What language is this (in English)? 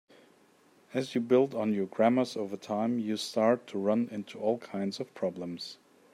English